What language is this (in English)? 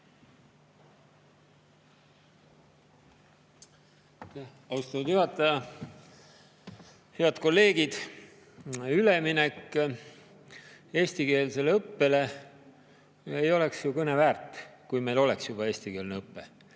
Estonian